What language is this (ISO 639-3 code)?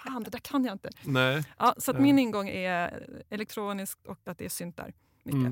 swe